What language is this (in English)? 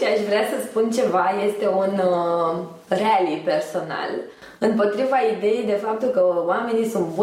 Romanian